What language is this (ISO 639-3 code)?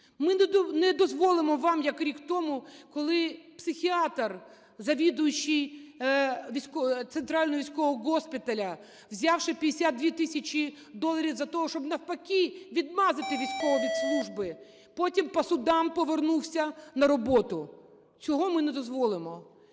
ukr